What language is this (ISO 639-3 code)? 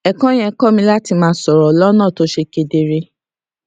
yor